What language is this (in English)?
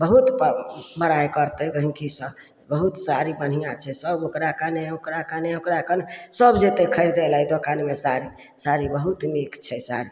Maithili